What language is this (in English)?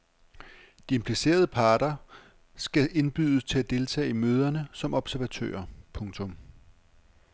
Danish